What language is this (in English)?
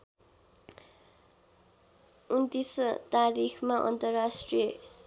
Nepali